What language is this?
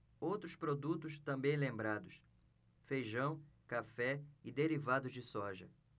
Portuguese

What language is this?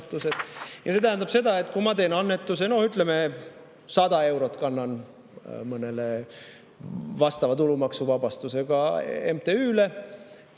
Estonian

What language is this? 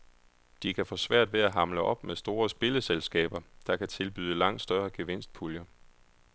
Danish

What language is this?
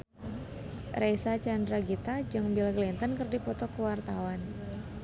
Sundanese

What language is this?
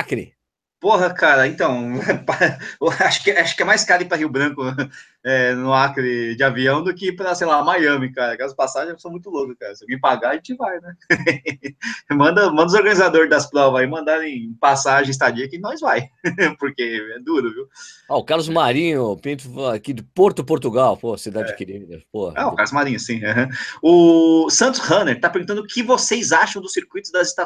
Portuguese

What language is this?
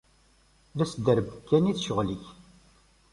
Kabyle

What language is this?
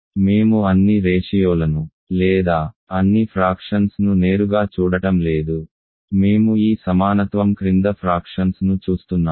Telugu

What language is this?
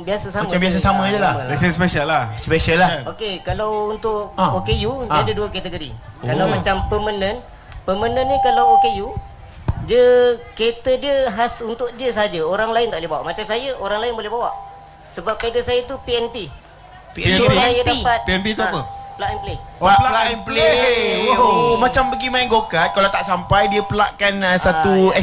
Malay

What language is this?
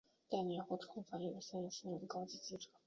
Chinese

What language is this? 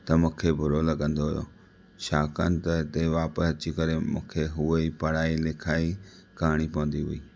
Sindhi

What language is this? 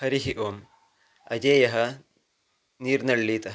Sanskrit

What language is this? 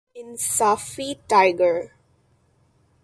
Urdu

